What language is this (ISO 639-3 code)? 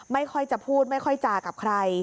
tha